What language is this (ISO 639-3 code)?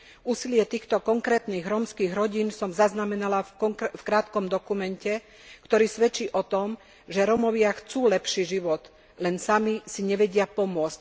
slk